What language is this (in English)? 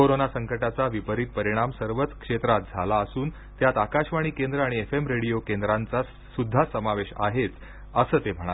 Marathi